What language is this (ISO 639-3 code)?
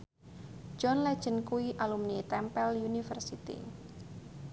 jav